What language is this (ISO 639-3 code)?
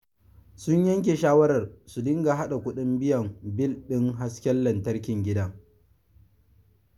hau